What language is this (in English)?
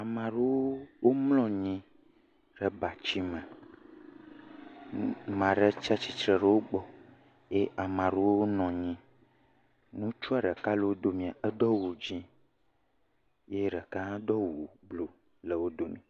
Ewe